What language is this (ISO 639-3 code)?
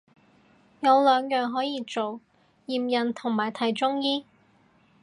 yue